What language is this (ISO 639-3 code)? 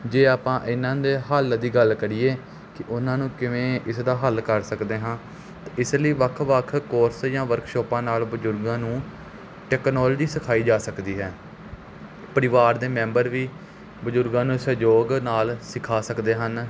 pan